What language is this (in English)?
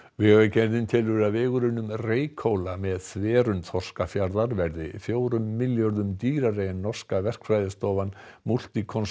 Icelandic